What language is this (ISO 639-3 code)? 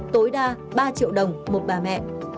vie